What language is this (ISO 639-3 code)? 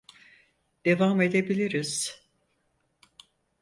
tur